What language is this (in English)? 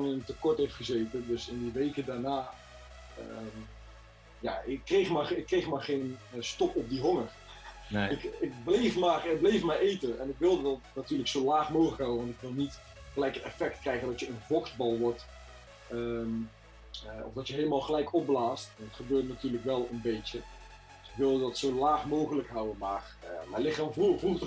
Dutch